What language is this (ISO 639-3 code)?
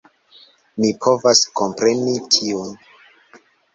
epo